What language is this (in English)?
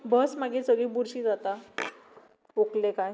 Konkani